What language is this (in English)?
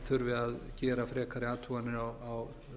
Icelandic